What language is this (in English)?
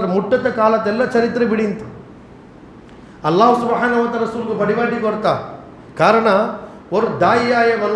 Urdu